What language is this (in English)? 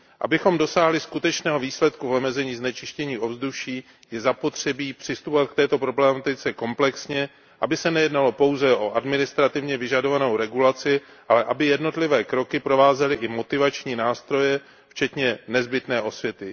Czech